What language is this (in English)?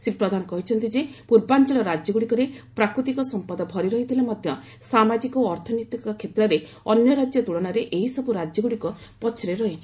Odia